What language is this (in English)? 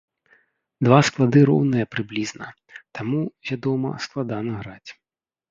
Belarusian